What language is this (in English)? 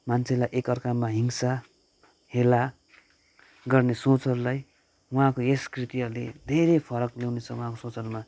Nepali